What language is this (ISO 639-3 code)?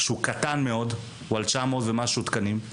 heb